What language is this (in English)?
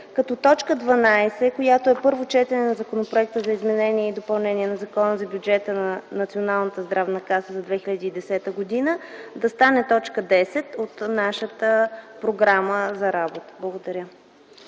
Bulgarian